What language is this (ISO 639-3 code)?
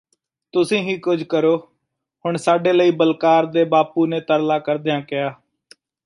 pan